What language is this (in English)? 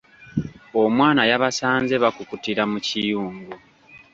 Ganda